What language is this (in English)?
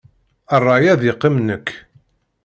Kabyle